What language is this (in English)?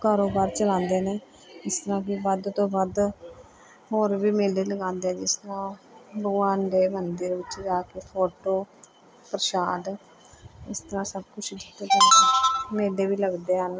Punjabi